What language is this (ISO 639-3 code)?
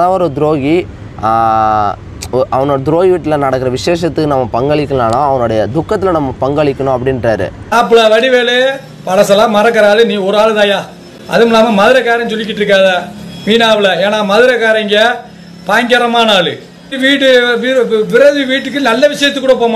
ara